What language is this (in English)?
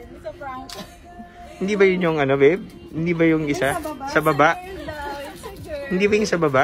Filipino